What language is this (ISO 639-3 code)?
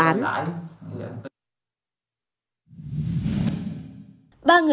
vie